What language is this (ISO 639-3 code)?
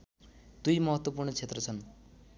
nep